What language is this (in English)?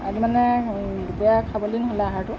Assamese